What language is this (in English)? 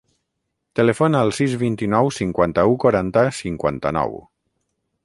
Catalan